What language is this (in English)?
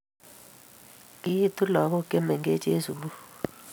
Kalenjin